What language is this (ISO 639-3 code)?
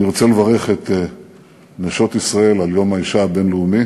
heb